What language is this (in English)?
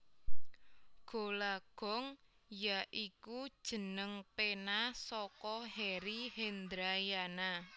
Javanese